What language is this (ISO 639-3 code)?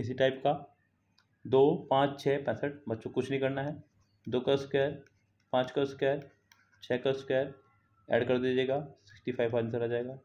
hin